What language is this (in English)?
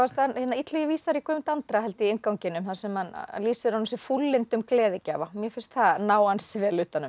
Icelandic